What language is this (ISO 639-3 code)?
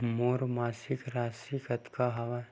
hne